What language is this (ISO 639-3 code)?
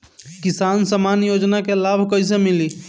bho